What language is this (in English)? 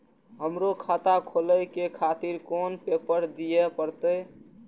Maithili